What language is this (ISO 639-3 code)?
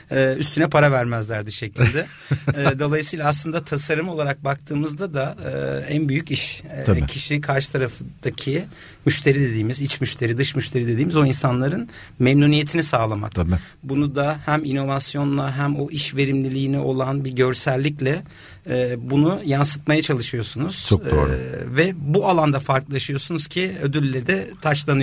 tur